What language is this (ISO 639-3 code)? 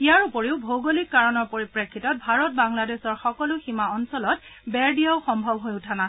asm